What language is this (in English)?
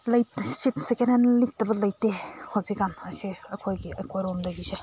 Manipuri